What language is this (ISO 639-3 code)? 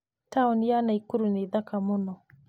kik